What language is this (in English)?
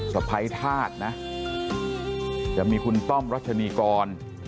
Thai